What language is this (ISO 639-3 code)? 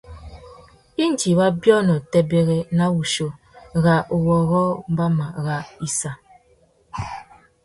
bag